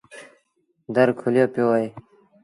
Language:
Sindhi Bhil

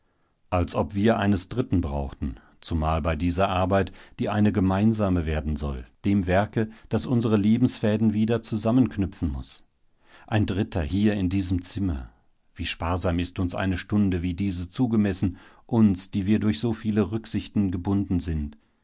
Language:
German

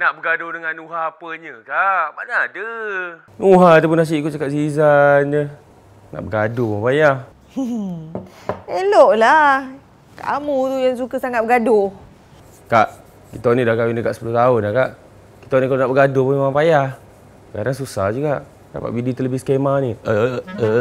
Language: Malay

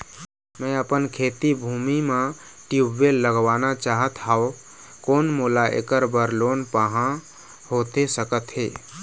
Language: Chhattisgarhi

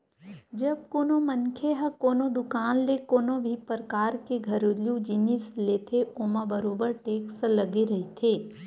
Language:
Chhattisgarhi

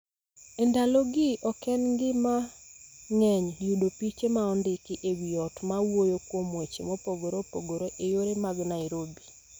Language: Luo (Kenya and Tanzania)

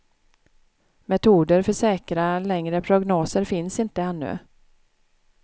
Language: Swedish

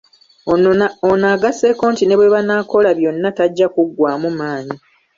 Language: Ganda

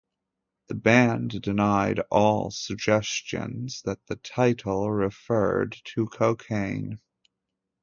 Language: English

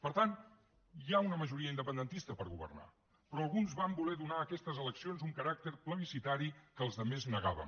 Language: Catalan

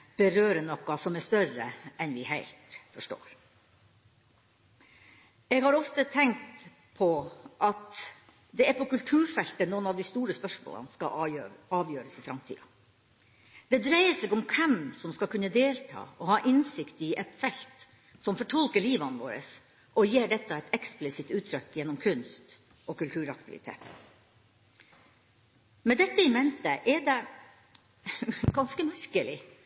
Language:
Norwegian Bokmål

